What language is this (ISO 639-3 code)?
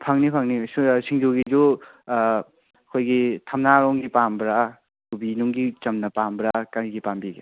mni